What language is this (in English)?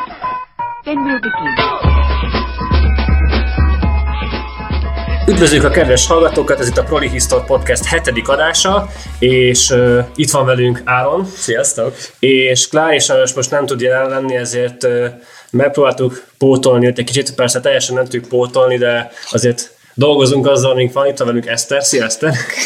Hungarian